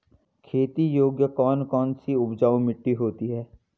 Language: Hindi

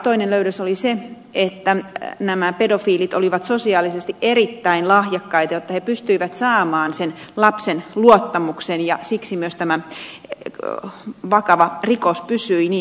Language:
Finnish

